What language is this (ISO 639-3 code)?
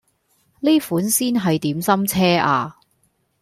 yue